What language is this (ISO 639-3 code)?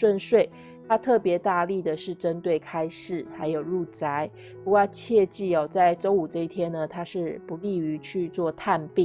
zho